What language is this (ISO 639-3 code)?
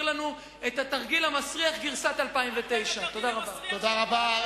heb